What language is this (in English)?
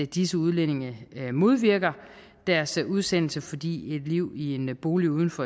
Danish